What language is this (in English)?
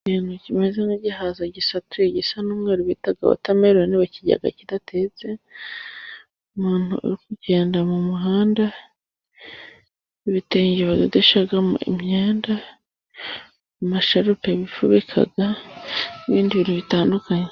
Kinyarwanda